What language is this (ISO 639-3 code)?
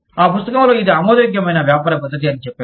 tel